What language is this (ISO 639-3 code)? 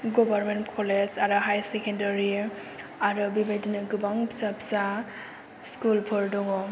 brx